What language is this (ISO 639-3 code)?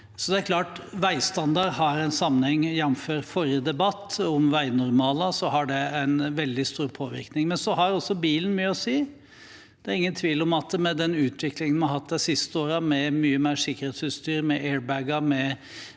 nor